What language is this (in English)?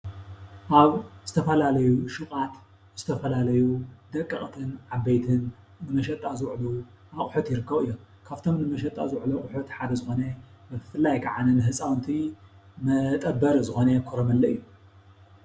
Tigrinya